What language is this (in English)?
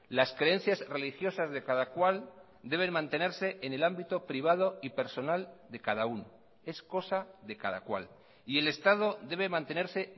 Spanish